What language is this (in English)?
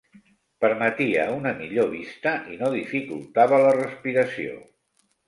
Catalan